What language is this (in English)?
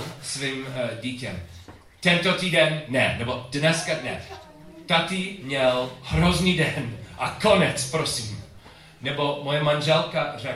Czech